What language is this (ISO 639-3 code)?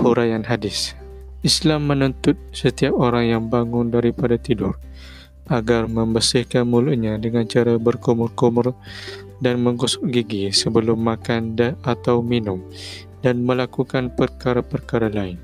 msa